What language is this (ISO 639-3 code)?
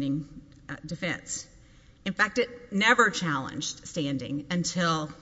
eng